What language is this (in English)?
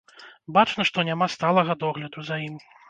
Belarusian